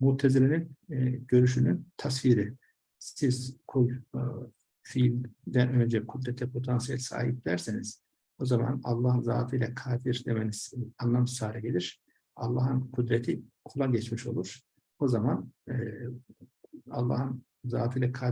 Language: Turkish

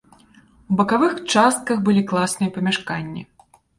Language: Belarusian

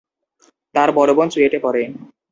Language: Bangla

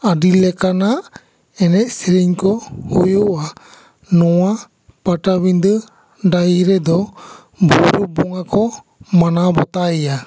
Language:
Santali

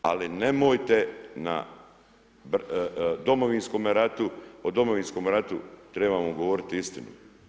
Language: Croatian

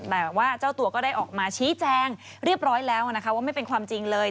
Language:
Thai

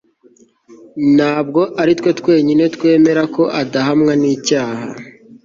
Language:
Kinyarwanda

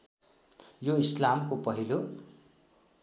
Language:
Nepali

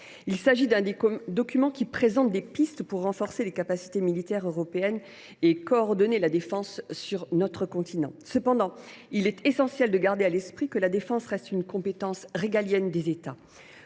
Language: French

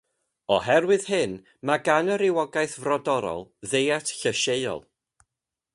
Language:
Welsh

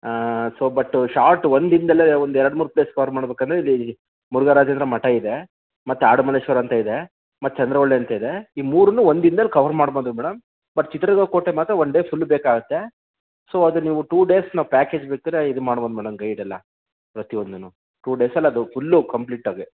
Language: Kannada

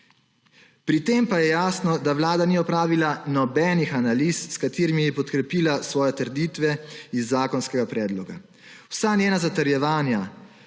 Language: Slovenian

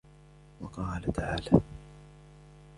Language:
Arabic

